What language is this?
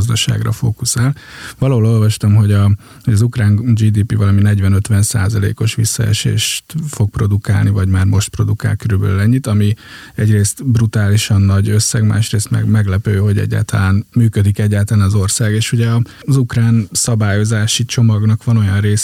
Hungarian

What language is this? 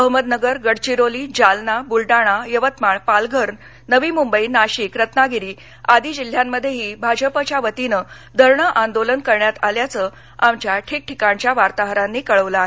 Marathi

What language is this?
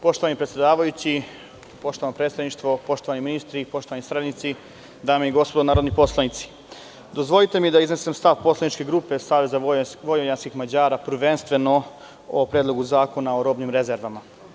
Serbian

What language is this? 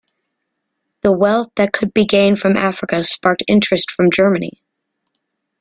English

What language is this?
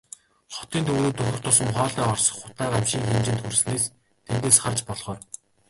Mongolian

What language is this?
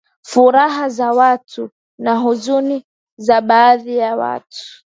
Swahili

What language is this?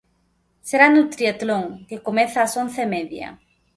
Galician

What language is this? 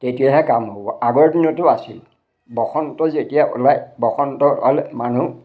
Assamese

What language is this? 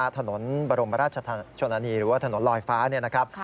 Thai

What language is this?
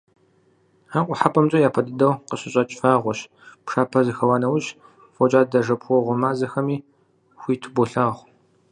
Kabardian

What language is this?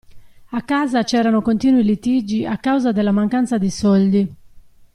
Italian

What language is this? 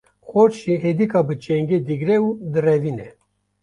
Kurdish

